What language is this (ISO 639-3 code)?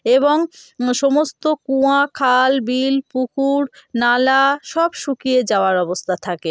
ben